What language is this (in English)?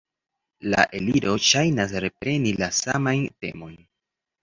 Esperanto